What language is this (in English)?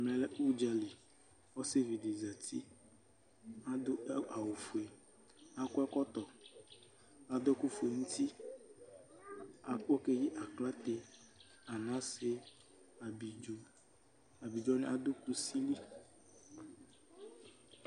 Ikposo